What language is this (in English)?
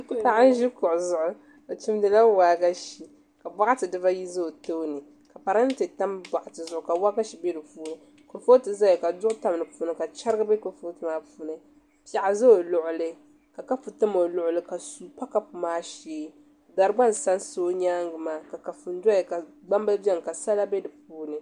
Dagbani